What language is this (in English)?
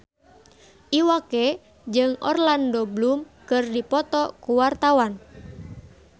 Sundanese